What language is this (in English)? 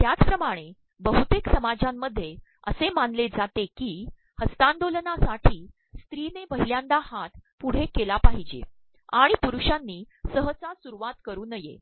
Marathi